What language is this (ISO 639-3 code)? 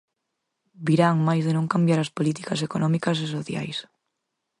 glg